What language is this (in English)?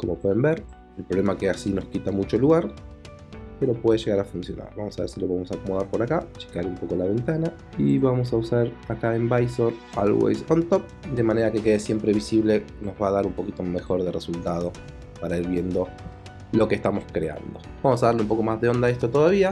Spanish